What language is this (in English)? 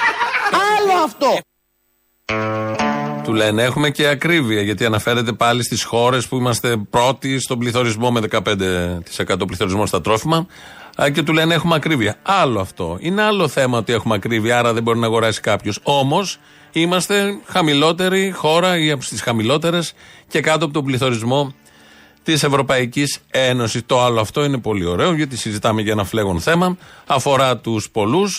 Greek